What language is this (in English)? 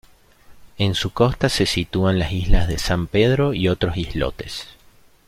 Spanish